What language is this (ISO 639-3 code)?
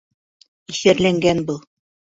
bak